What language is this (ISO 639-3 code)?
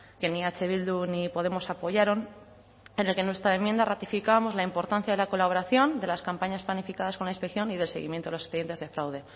spa